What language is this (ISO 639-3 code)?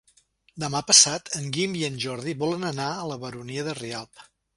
cat